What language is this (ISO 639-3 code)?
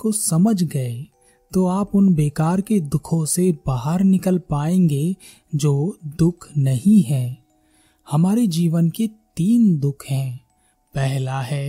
hin